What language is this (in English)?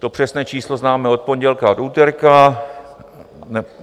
Czech